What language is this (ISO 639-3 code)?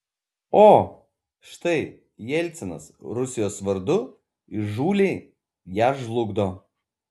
lit